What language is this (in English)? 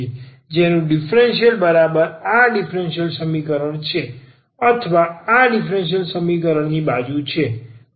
Gujarati